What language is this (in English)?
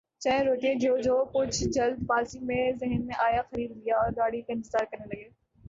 Urdu